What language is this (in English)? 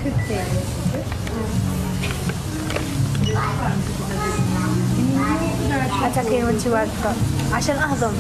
Arabic